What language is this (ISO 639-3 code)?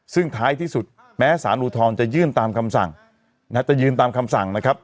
tha